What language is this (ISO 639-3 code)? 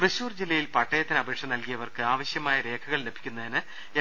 mal